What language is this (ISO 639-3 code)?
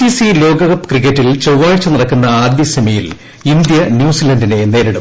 mal